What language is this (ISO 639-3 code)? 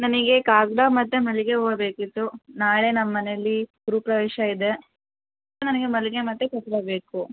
kan